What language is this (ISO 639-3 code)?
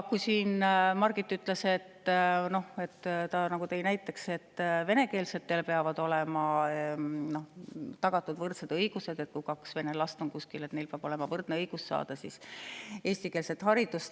est